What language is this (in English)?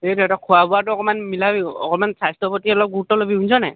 Assamese